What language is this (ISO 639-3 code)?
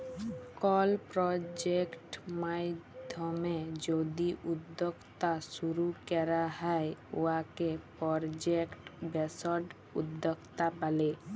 ben